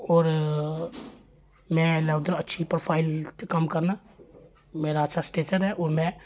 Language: Dogri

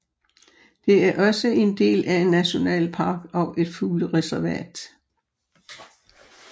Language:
Danish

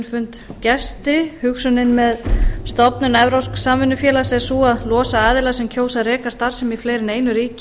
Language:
Icelandic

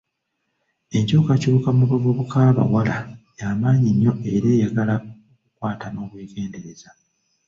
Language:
Ganda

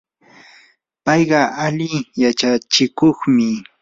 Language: Yanahuanca Pasco Quechua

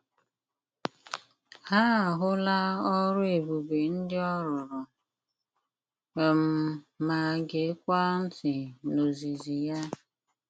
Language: Igbo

